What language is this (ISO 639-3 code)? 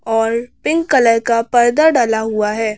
hin